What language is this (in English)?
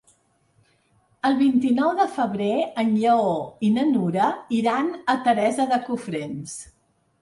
Catalan